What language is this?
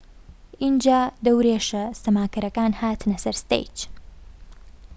Central Kurdish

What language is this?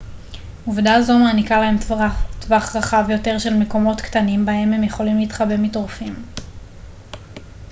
Hebrew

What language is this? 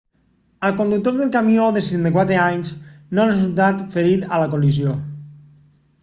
Catalan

